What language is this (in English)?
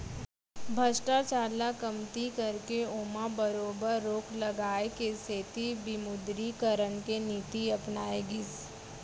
Chhattisgarhi